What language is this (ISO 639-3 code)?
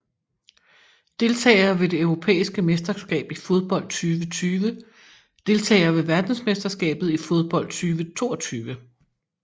dan